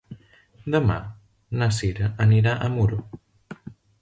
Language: Catalan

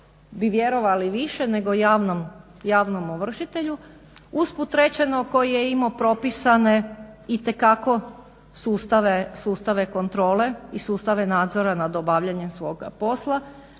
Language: Croatian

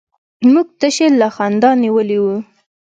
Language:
Pashto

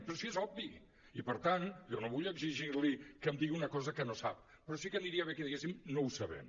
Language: Catalan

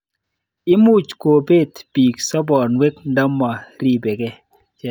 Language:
Kalenjin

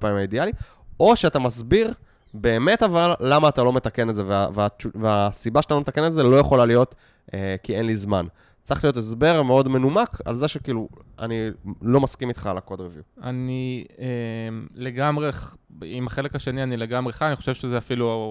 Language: Hebrew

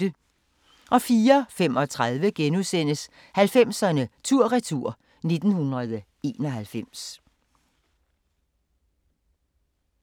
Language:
Danish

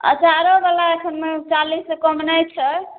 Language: Maithili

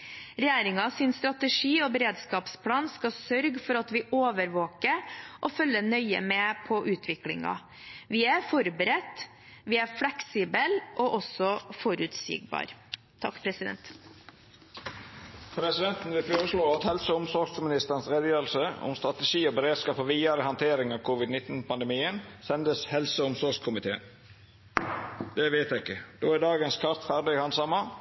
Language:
Norwegian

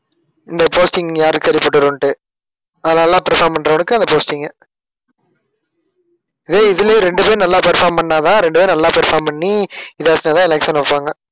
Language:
Tamil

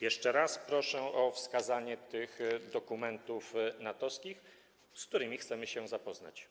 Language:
Polish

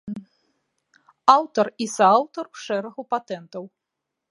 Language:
Belarusian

